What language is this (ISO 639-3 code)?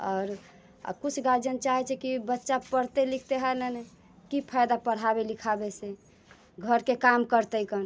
mai